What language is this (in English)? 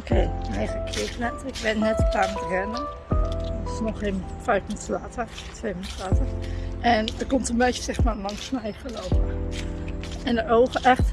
Dutch